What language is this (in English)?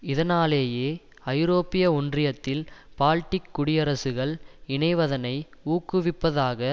Tamil